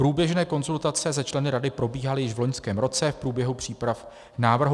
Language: Czech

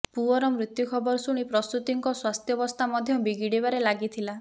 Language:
Odia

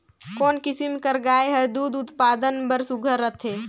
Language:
Chhattisgarhi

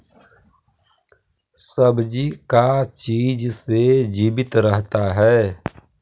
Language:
Magahi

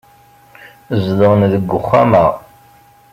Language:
Kabyle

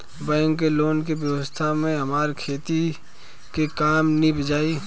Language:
Bhojpuri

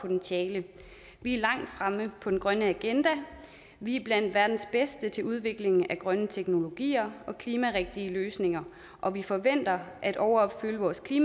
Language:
Danish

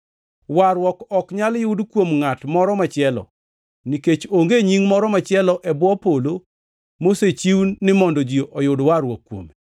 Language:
Luo (Kenya and Tanzania)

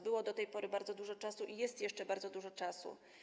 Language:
Polish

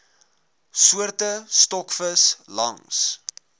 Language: Afrikaans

